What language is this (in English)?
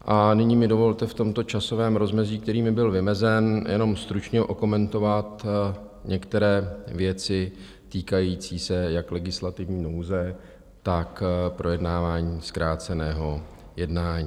Czech